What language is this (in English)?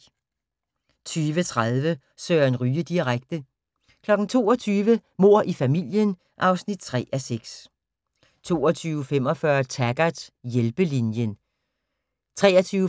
Danish